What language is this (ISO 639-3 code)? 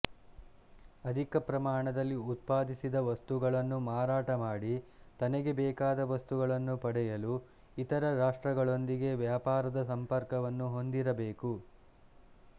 kan